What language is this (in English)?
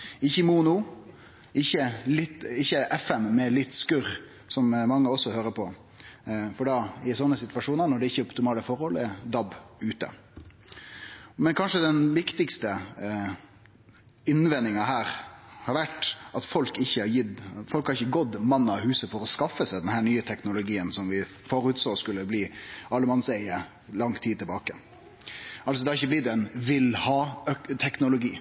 Norwegian Nynorsk